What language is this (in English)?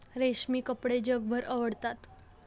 Marathi